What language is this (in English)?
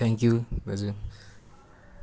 Nepali